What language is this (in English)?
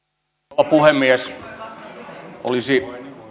Finnish